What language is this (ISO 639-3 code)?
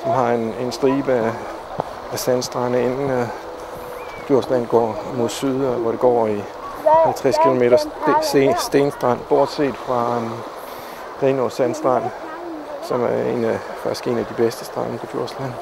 dan